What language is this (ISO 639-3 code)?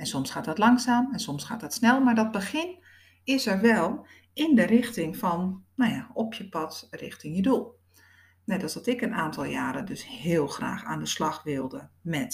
nld